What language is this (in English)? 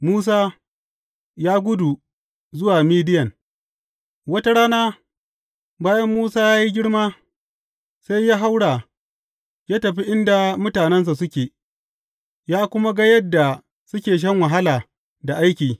Hausa